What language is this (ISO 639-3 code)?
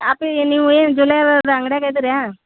kan